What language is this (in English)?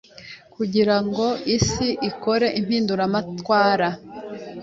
Kinyarwanda